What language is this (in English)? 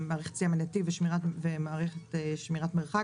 Hebrew